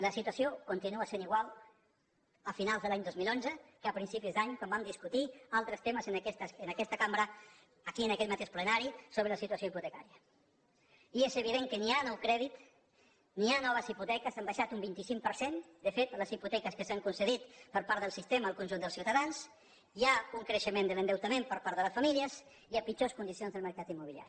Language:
Catalan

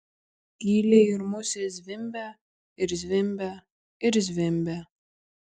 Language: Lithuanian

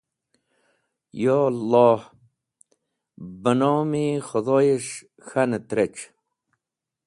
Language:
Wakhi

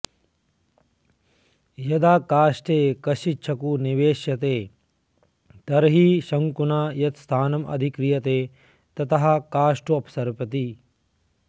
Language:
Sanskrit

